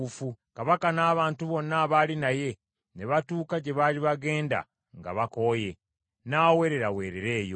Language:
Ganda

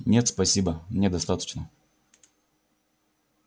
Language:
Russian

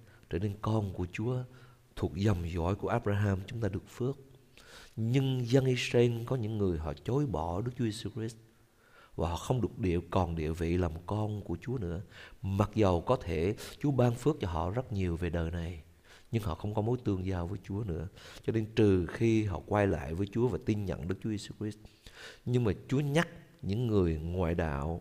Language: Vietnamese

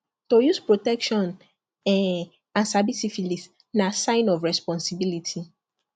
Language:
Nigerian Pidgin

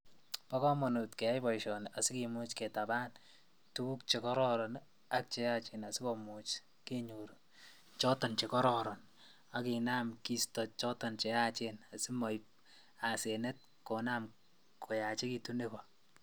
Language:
Kalenjin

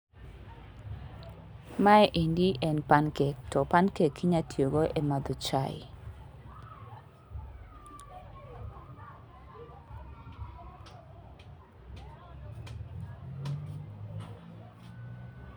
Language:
Luo (Kenya and Tanzania)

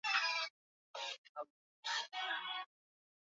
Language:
Swahili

